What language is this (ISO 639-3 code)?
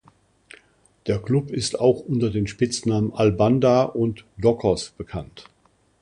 deu